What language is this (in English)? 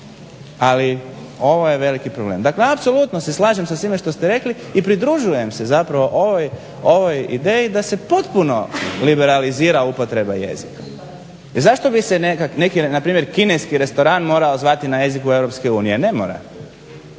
Croatian